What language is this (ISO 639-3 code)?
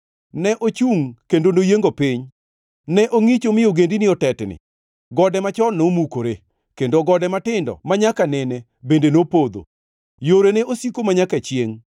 luo